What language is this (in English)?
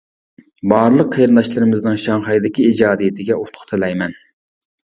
Uyghur